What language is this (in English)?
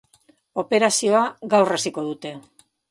Basque